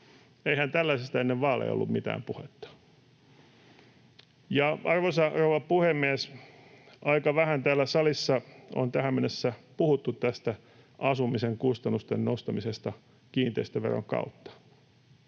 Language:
Finnish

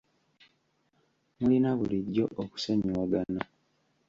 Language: Ganda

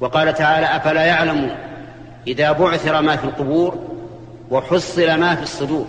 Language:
Arabic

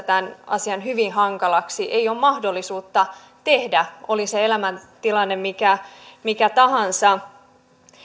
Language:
Finnish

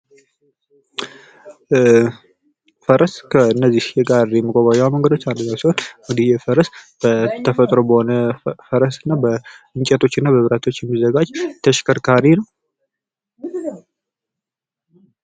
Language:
Amharic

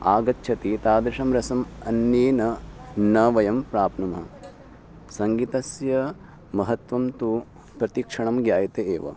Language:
Sanskrit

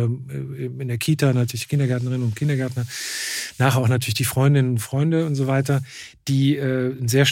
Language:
German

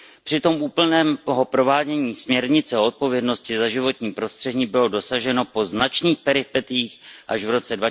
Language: Czech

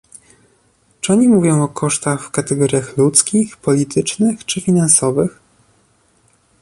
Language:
Polish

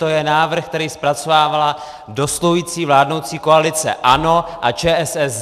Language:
Czech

